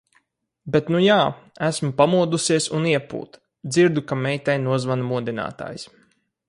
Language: Latvian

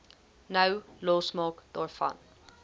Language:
Afrikaans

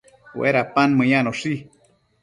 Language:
Matsés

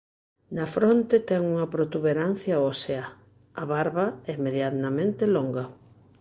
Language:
Galician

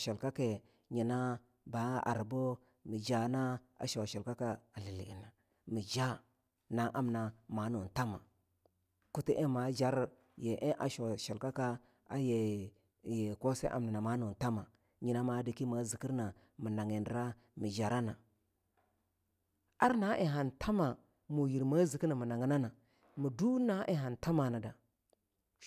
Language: Longuda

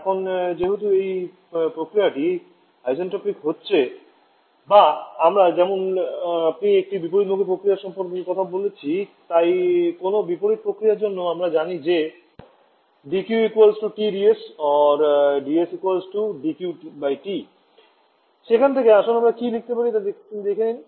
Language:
Bangla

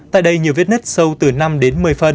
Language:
Vietnamese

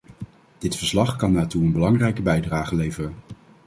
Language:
Dutch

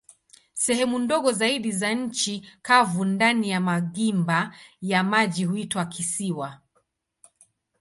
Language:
Swahili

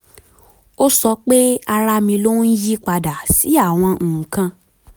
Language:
Yoruba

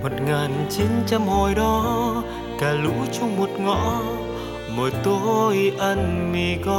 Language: Vietnamese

